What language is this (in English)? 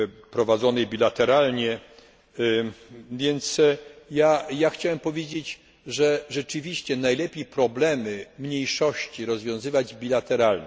Polish